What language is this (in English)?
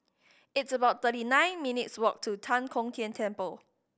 English